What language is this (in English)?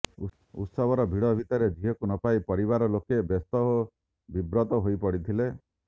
Odia